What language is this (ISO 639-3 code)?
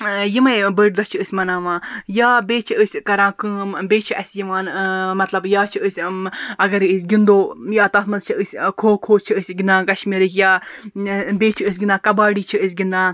kas